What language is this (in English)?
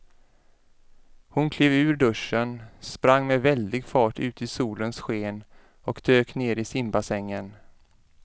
Swedish